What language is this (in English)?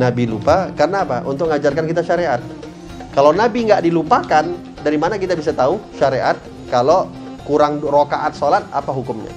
Indonesian